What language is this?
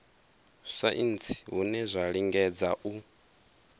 Venda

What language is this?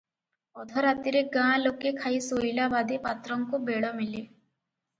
Odia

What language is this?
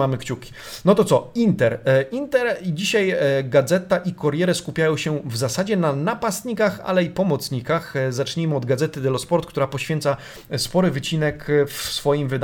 Polish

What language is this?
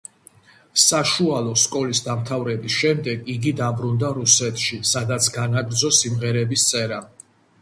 Georgian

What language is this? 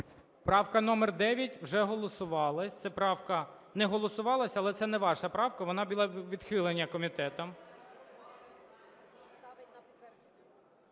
Ukrainian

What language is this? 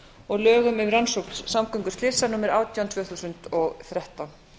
Icelandic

